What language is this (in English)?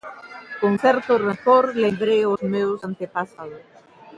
Galician